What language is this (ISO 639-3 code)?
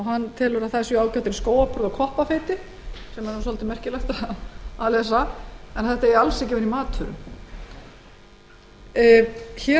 isl